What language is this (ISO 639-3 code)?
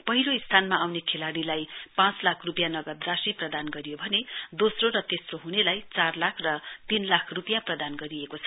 nep